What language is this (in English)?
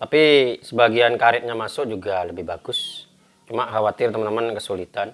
Indonesian